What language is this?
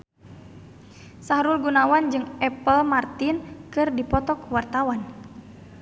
Sundanese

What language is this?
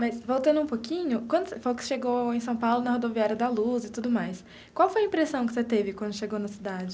Portuguese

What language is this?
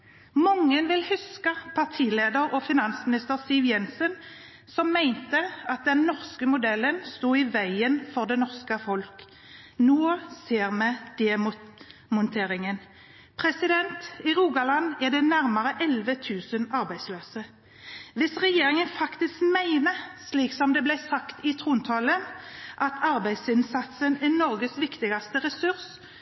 Norwegian Bokmål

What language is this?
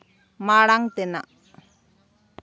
Santali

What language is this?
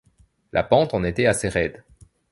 French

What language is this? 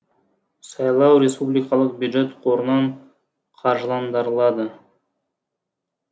Kazakh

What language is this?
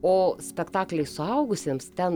Lithuanian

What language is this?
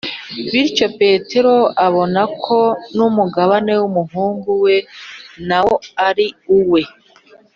Kinyarwanda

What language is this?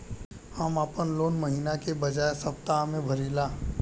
Bhojpuri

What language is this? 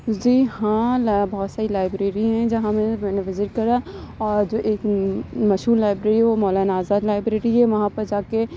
Urdu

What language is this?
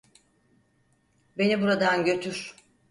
Turkish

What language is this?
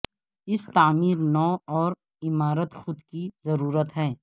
Urdu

